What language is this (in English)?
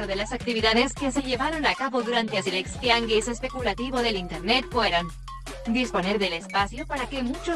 Spanish